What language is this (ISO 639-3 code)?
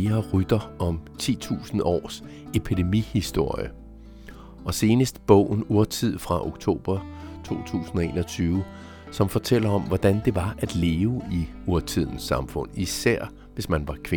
dan